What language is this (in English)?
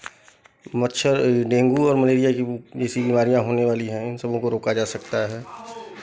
Hindi